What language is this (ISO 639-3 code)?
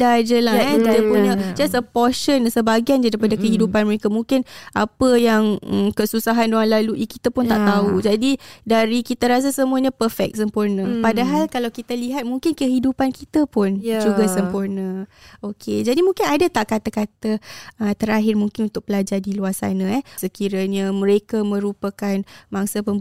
msa